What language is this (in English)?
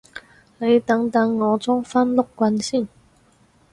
Cantonese